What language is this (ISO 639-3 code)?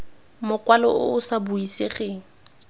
tsn